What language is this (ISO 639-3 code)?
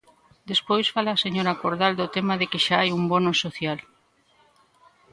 glg